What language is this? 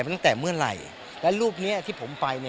Thai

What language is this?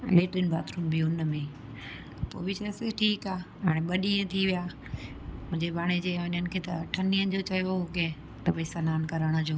Sindhi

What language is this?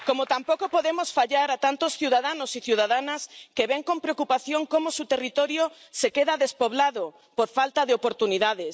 Spanish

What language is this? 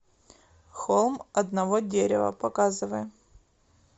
Russian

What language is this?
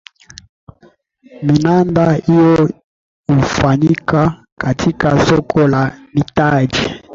Swahili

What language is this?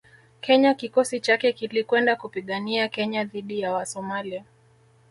Swahili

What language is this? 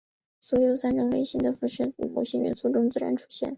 Chinese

